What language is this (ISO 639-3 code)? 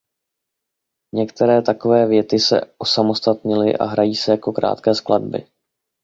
ces